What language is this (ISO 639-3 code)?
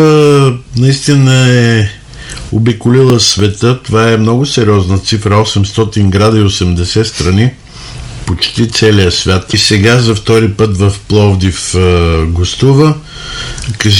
bul